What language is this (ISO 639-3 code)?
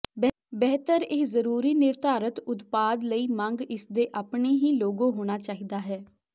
pan